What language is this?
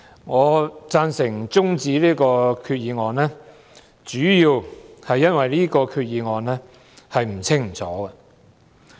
Cantonese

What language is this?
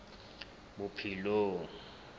Southern Sotho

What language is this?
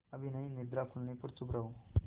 Hindi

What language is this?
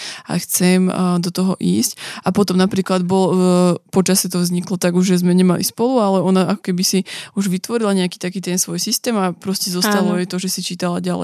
Slovak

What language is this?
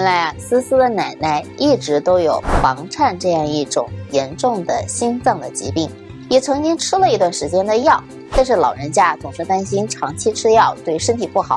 Chinese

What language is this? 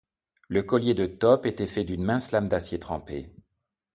French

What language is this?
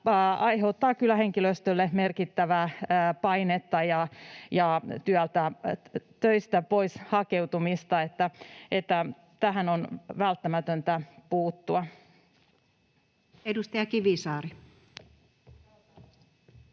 Finnish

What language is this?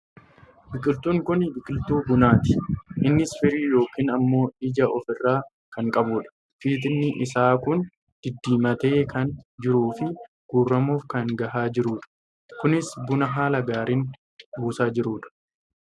Oromo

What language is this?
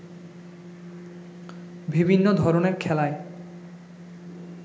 Bangla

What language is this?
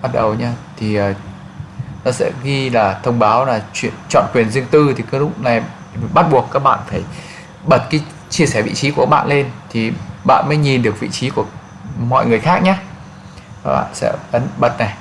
Vietnamese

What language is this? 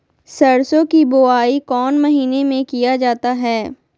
Magahi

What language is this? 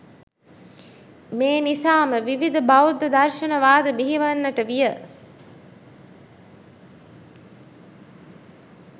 Sinhala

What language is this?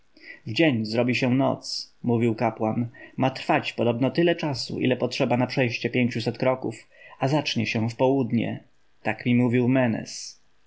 Polish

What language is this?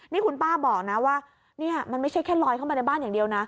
Thai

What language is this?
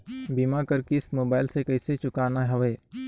Chhattisgarhi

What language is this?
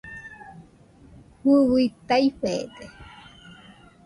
Nüpode Huitoto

